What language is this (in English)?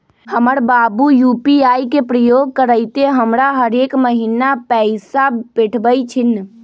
Magahi